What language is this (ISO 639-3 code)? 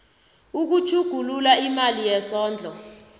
nbl